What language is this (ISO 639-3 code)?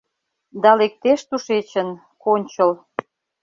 chm